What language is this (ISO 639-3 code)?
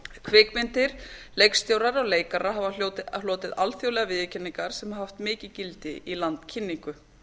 isl